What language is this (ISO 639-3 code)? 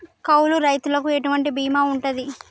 tel